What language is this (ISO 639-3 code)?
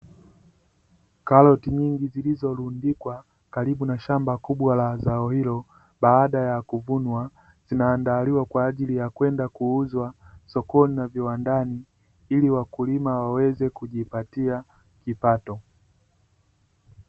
swa